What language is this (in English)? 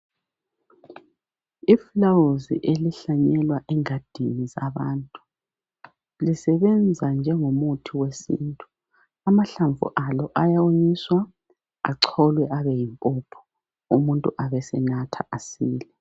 North Ndebele